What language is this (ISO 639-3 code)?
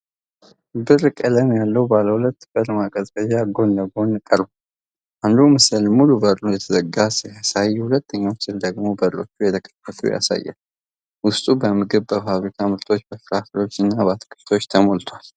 amh